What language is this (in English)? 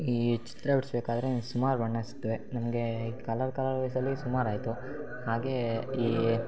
Kannada